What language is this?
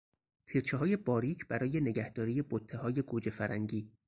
Persian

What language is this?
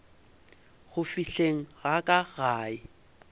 Northern Sotho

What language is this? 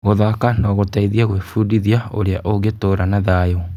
Kikuyu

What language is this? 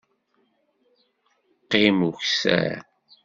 Kabyle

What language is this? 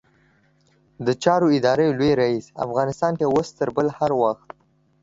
Pashto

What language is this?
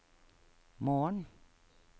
Norwegian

